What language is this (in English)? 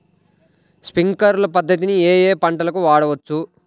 Telugu